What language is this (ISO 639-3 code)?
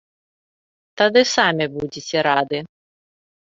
bel